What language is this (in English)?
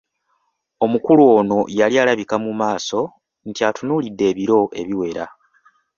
Ganda